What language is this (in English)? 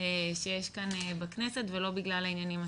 Hebrew